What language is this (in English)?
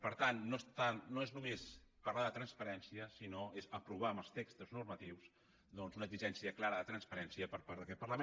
Catalan